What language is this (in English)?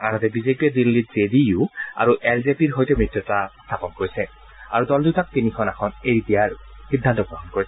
Assamese